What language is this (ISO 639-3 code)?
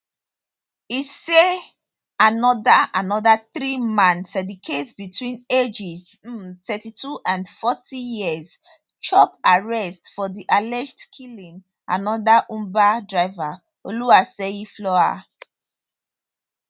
pcm